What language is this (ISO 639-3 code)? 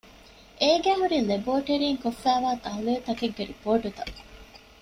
div